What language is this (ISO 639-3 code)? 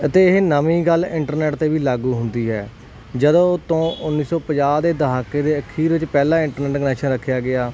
pan